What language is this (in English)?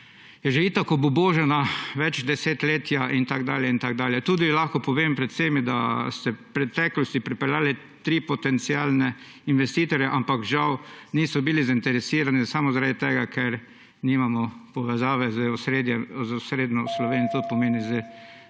Slovenian